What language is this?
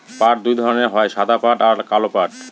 Bangla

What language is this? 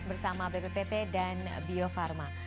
Indonesian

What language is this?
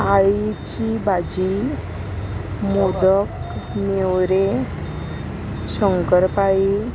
Konkani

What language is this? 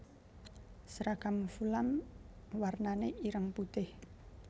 Javanese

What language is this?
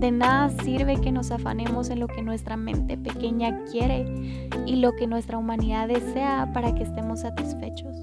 Spanish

